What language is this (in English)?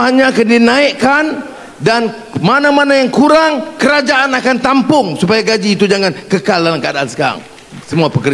Malay